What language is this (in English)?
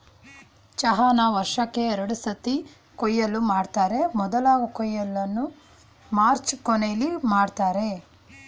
Kannada